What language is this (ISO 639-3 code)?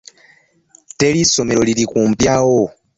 lug